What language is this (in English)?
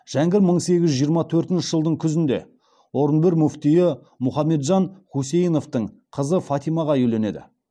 Kazakh